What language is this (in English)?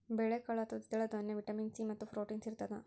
Kannada